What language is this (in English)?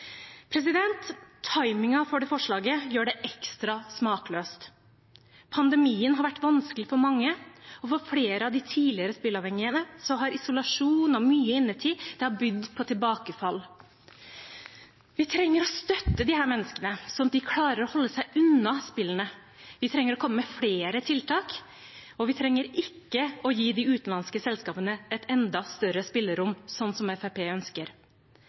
Norwegian Bokmål